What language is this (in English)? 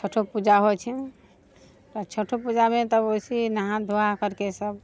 Maithili